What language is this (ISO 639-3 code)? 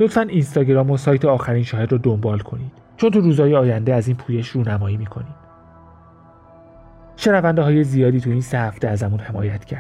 fas